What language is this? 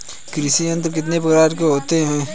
Hindi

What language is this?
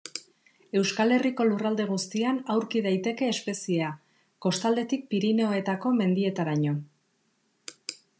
Basque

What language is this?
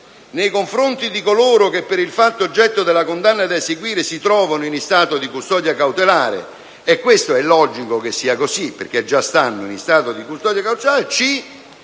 Italian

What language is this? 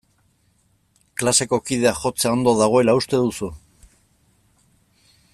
Basque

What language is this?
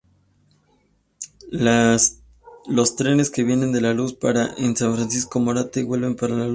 Spanish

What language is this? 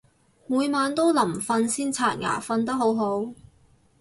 Cantonese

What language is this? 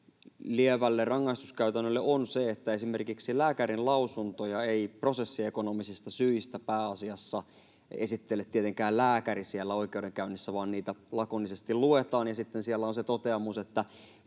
Finnish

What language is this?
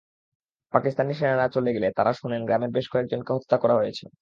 Bangla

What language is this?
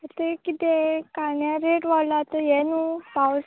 Konkani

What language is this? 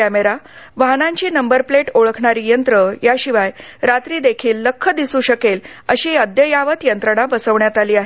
Marathi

